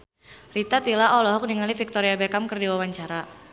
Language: Sundanese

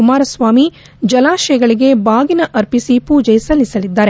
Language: Kannada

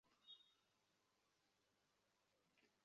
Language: Bangla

